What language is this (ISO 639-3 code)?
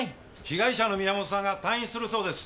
jpn